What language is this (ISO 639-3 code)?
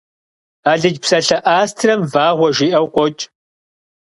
kbd